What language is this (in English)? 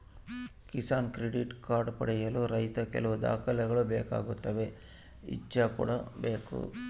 Kannada